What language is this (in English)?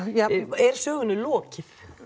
Icelandic